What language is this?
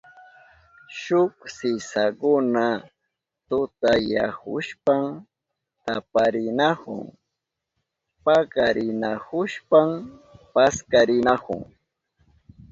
Southern Pastaza Quechua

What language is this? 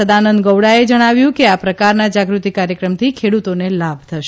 Gujarati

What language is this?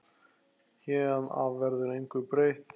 Icelandic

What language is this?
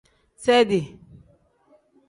Tem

